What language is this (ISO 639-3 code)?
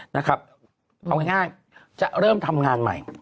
tha